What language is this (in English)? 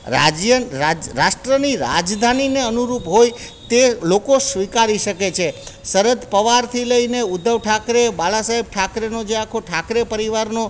Gujarati